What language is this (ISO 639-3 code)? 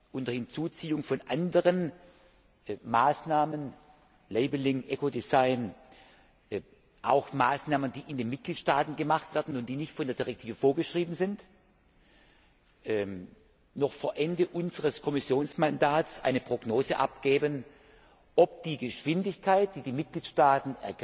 deu